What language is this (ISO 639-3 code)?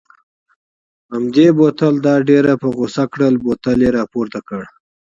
pus